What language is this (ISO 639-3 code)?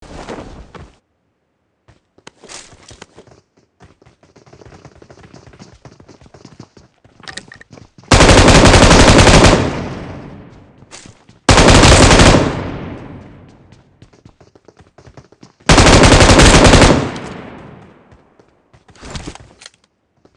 eng